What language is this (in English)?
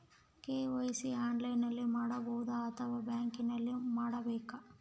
Kannada